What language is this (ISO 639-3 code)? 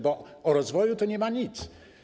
pol